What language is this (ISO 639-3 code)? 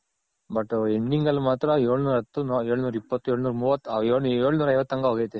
kan